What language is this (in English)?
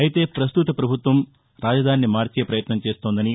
Telugu